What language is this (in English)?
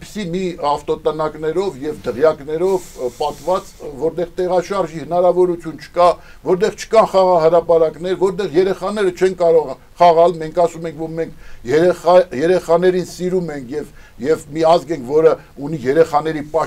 Romanian